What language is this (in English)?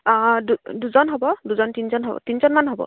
Assamese